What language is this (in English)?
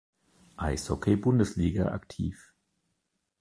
German